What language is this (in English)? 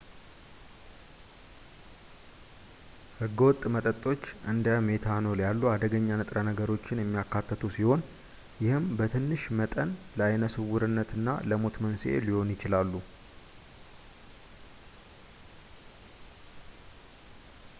Amharic